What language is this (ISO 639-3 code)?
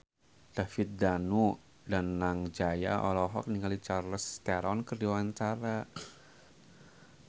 sun